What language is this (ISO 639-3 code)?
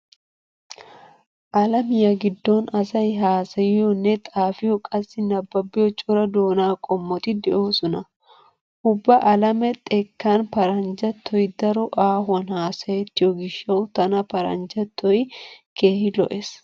wal